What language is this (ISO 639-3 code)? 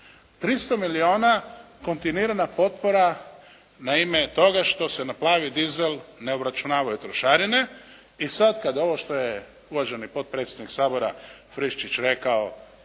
hrv